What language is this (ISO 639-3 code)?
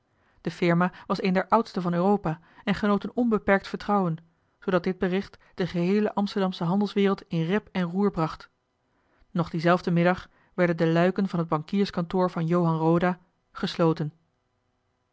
nld